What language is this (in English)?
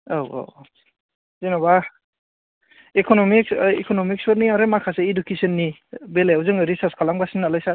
Bodo